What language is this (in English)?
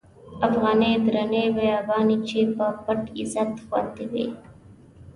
Pashto